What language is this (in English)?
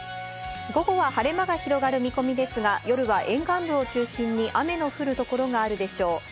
Japanese